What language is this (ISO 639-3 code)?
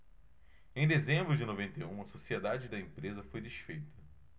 por